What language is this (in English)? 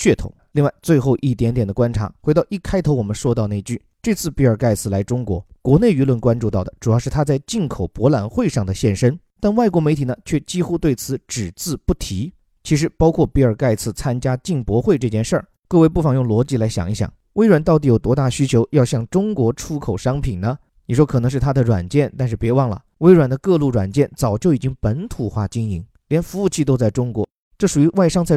Chinese